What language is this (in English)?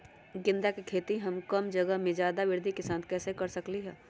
Magahi